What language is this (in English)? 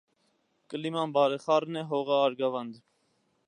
Armenian